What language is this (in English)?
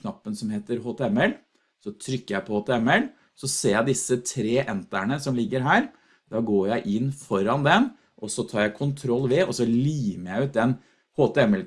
Norwegian